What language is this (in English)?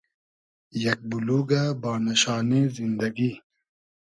Hazaragi